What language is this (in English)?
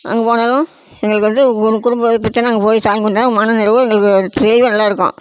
Tamil